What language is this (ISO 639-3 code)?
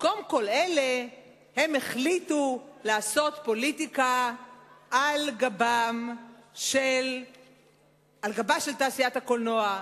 heb